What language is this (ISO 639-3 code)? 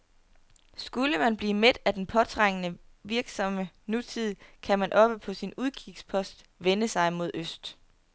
dan